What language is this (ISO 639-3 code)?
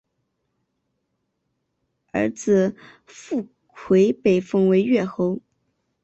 zho